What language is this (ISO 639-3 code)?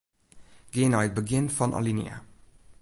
fry